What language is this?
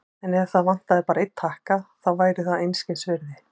Icelandic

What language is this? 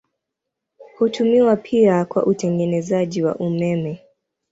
Swahili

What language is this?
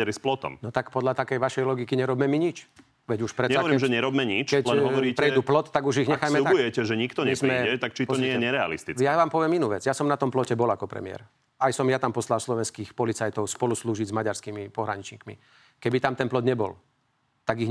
Slovak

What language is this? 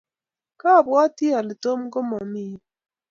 Kalenjin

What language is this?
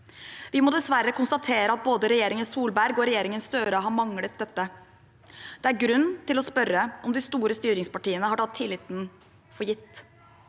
Norwegian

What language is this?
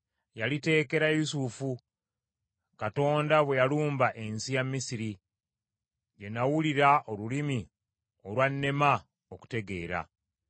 Ganda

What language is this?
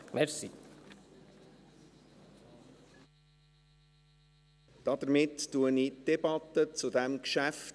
Swiss German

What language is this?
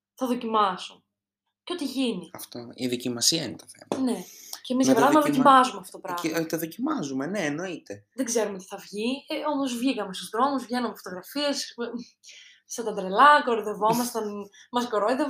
Greek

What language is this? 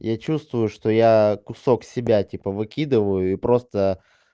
Russian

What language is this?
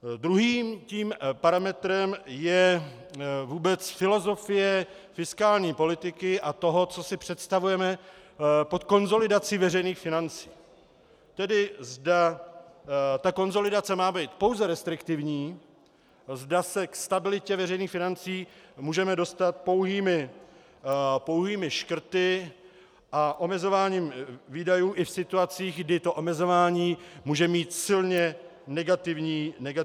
Czech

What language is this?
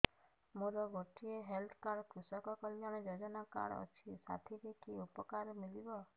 Odia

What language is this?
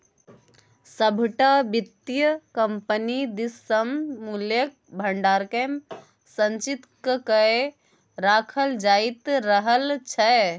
Maithili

